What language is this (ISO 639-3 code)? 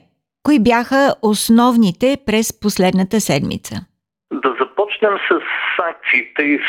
bul